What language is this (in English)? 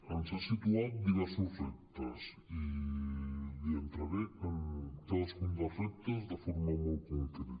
Catalan